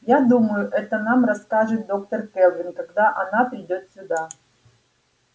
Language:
Russian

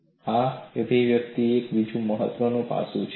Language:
Gujarati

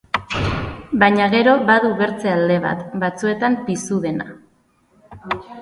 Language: Basque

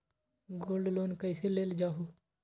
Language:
Magahi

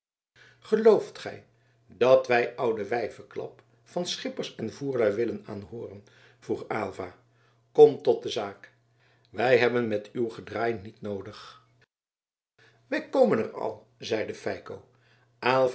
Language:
Dutch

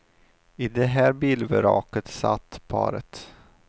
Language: Swedish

